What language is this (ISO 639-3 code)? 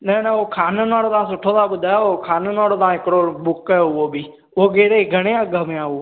snd